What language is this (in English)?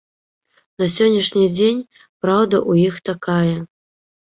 Belarusian